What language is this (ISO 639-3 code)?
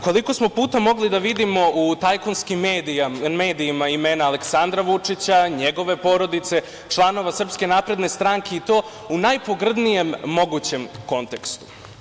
srp